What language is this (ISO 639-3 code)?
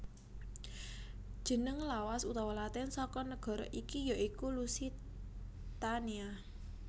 jav